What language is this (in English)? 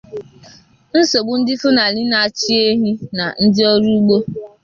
Igbo